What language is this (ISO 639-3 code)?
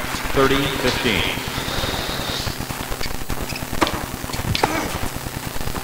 nld